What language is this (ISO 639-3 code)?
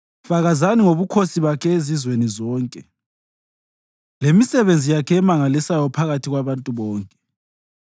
nde